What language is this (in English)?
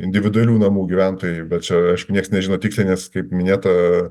Lithuanian